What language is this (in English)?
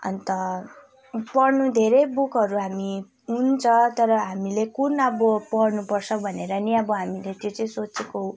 Nepali